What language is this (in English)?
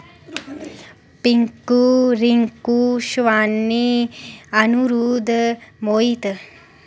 Dogri